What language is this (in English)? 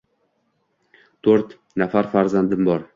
Uzbek